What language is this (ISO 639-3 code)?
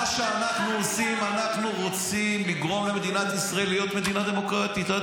heb